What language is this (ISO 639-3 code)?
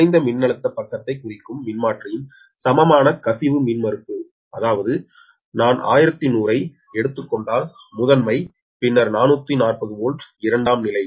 tam